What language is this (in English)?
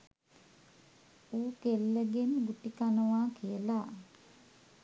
Sinhala